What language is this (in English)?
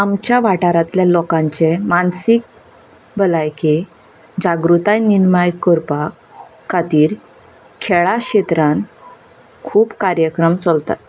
Konkani